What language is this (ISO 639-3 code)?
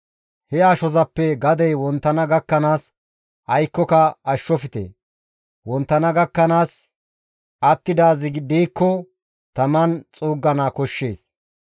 gmv